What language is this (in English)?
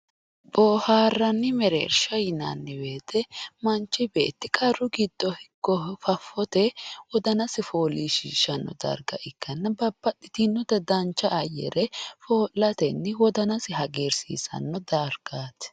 Sidamo